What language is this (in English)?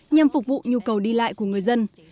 Vietnamese